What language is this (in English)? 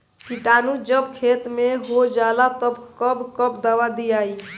Bhojpuri